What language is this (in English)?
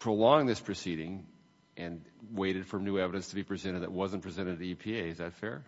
English